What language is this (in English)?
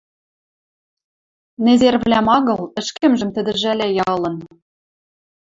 Western Mari